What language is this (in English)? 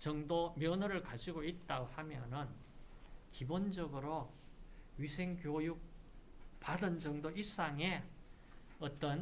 Korean